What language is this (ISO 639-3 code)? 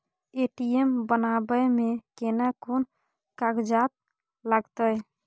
mai